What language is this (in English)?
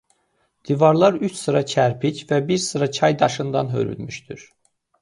Azerbaijani